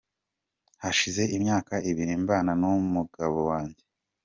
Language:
Kinyarwanda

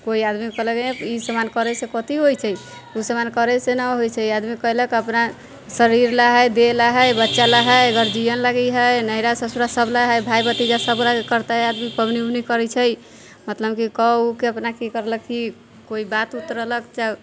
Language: Maithili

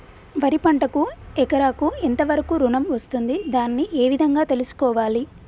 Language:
Telugu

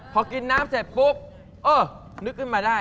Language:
Thai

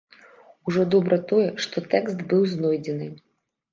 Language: Belarusian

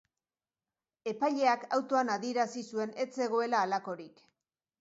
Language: Basque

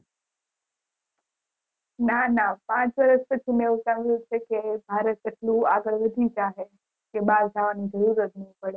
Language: Gujarati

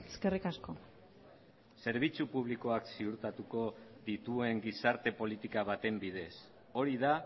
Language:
Basque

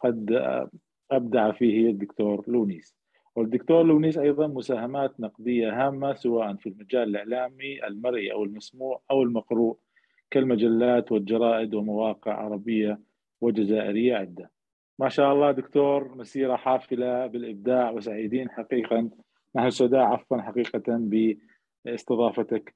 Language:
Arabic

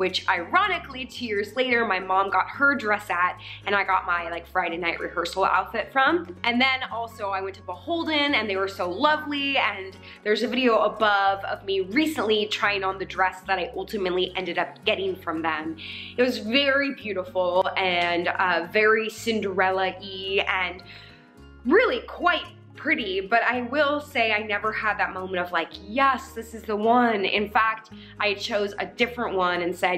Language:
English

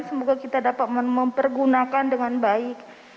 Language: Indonesian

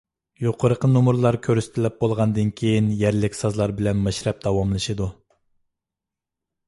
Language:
Uyghur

